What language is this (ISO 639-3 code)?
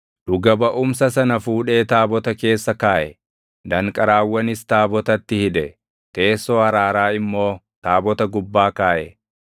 orm